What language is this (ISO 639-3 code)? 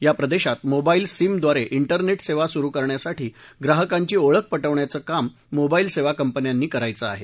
mar